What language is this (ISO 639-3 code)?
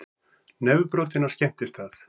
isl